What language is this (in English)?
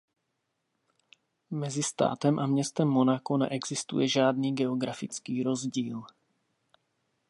Czech